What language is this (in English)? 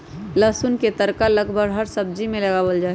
Magahi